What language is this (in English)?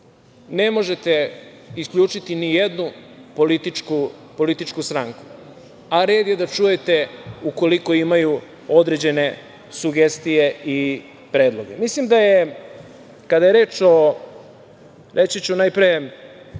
Serbian